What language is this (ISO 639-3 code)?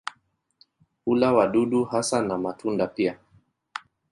swa